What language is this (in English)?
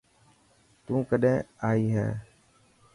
Dhatki